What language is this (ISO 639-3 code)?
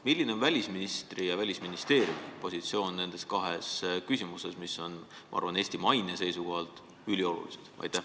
est